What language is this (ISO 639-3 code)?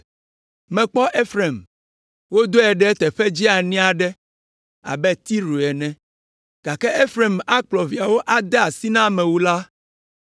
ewe